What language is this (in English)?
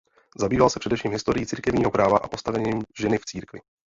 Czech